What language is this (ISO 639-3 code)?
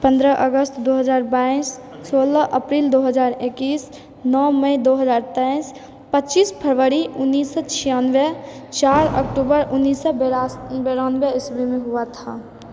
mai